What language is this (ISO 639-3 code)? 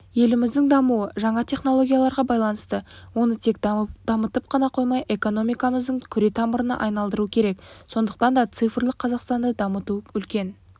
kaz